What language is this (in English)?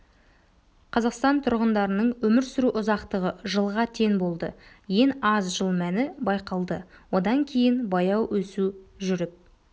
Kazakh